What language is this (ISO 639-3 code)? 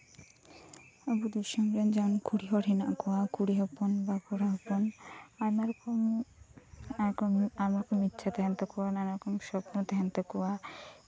sat